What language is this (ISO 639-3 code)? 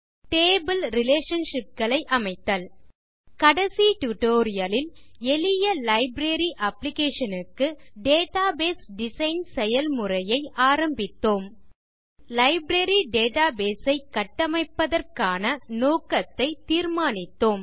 tam